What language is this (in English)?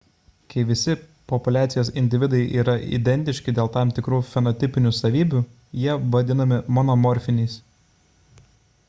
Lithuanian